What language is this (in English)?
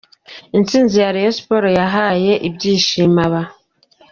Kinyarwanda